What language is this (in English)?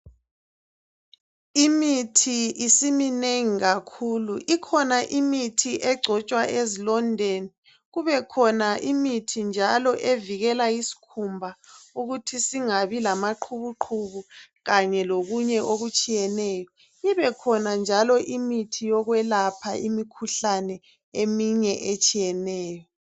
North Ndebele